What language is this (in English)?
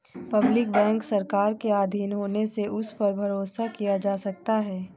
Hindi